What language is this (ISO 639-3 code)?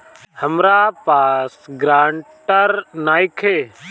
bho